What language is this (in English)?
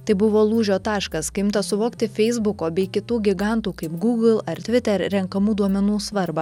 Lithuanian